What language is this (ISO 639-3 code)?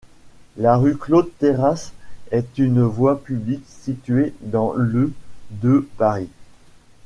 fra